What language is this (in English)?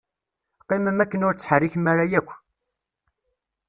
Kabyle